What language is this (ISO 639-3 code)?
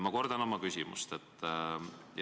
est